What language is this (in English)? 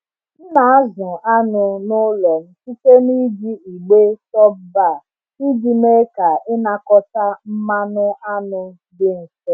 Igbo